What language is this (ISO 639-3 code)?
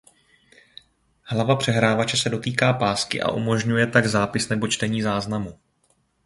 ces